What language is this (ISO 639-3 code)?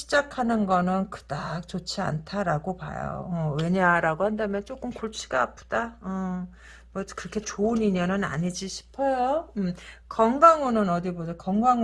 kor